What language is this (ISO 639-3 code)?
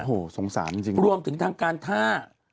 tha